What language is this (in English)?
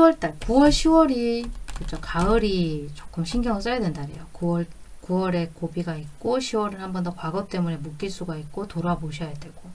Korean